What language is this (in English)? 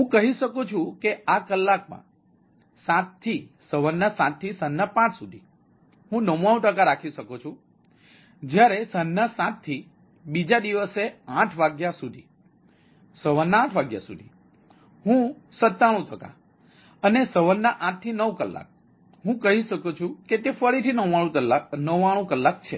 Gujarati